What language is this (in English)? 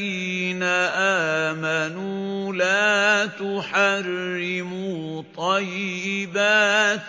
Arabic